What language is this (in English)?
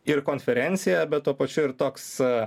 Lithuanian